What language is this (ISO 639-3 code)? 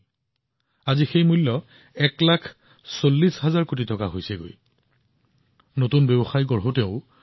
asm